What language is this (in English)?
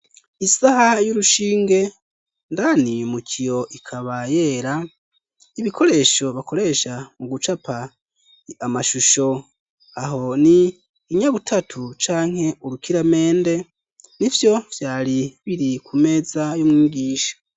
Rundi